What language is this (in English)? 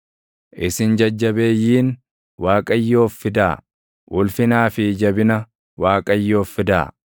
Oromo